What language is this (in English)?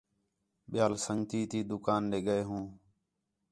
Khetrani